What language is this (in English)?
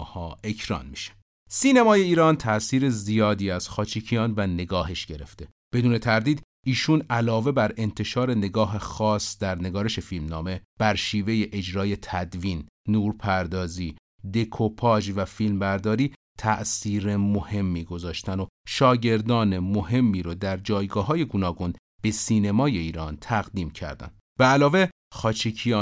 Persian